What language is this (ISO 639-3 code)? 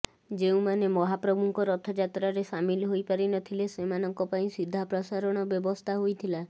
ori